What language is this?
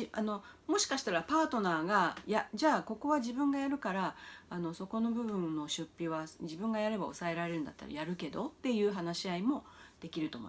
Japanese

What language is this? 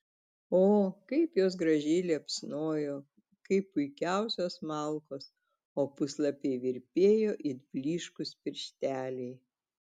Lithuanian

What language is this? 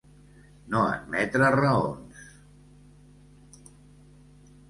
Catalan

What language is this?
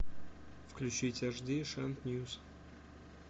Russian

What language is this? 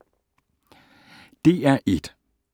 Danish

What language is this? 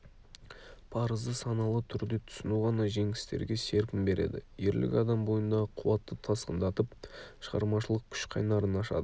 Kazakh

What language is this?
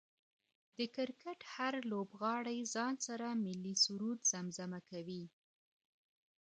Pashto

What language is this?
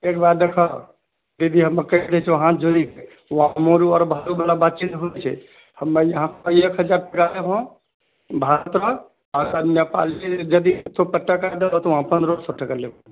Maithili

